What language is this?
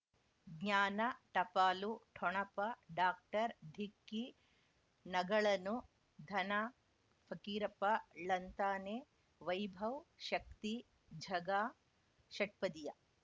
Kannada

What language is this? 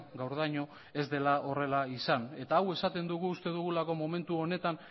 Basque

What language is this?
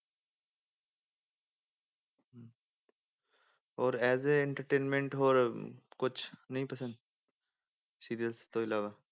Punjabi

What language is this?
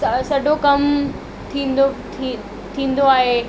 Sindhi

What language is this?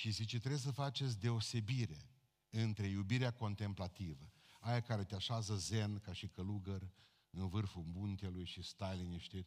Romanian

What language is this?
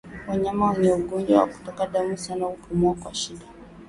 Swahili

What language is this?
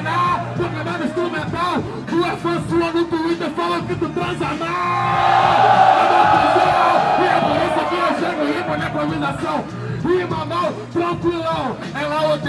Portuguese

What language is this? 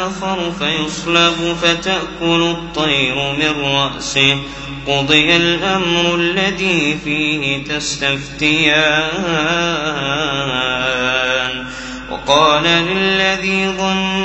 Arabic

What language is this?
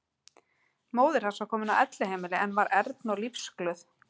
Icelandic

